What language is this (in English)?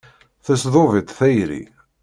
Kabyle